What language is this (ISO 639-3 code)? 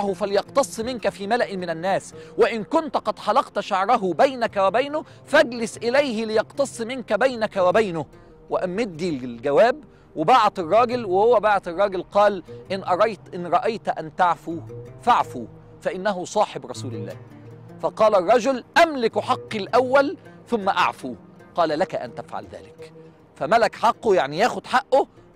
ara